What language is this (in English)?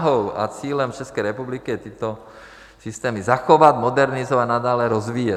Czech